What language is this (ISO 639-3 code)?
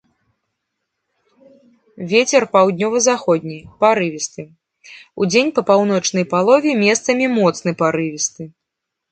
bel